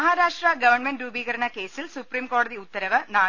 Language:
Malayalam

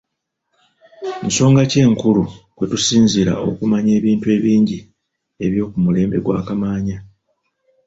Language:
Ganda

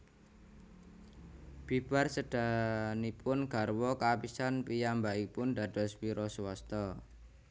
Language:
Javanese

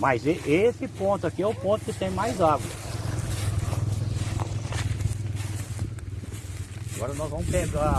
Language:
Portuguese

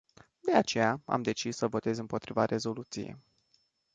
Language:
Romanian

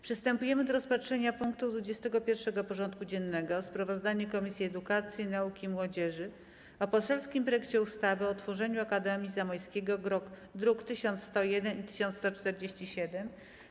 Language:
Polish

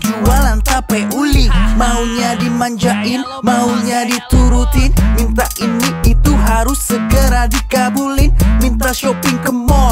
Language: Indonesian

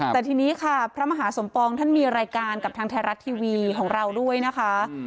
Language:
Thai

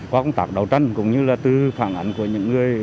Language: Vietnamese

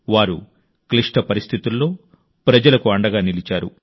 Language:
Telugu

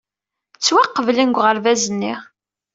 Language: Kabyle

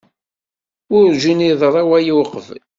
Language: Kabyle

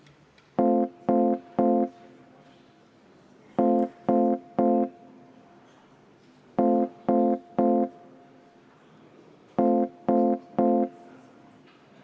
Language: Estonian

